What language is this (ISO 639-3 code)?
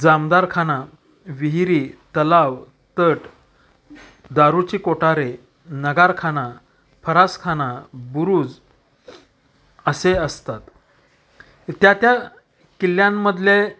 mar